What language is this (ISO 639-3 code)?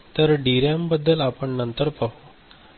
mar